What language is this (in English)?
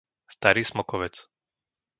Slovak